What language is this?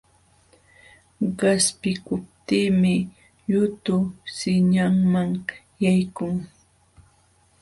Jauja Wanca Quechua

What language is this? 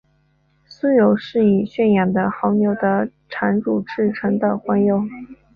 Chinese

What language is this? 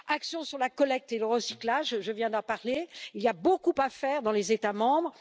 French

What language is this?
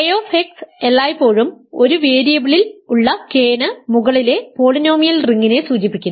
Malayalam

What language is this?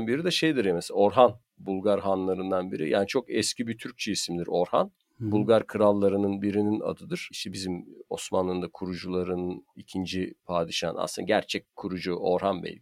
Turkish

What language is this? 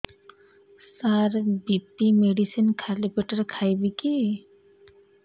Odia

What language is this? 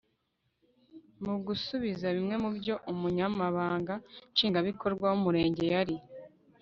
Kinyarwanda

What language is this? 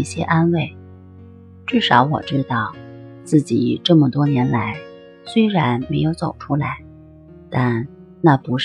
Chinese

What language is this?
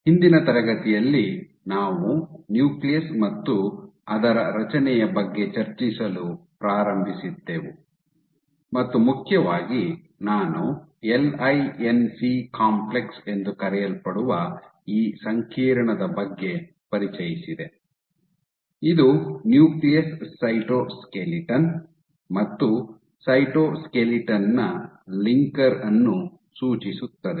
Kannada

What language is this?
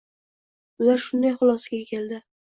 Uzbek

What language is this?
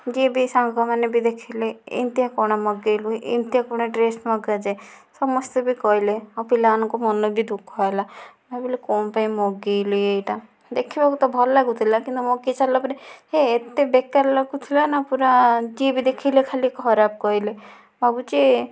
Odia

